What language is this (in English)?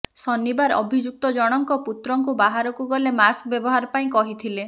Odia